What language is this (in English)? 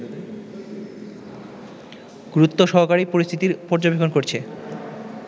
Bangla